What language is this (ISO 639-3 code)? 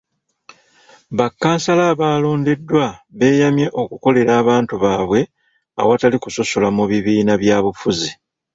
lug